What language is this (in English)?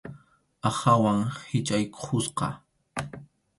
Arequipa-La Unión Quechua